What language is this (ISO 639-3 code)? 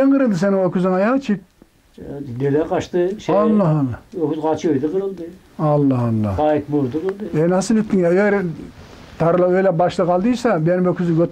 tur